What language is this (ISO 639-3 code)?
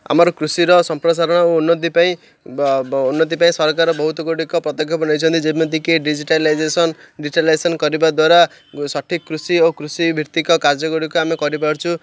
ori